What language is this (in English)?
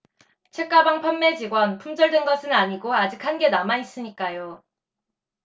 Korean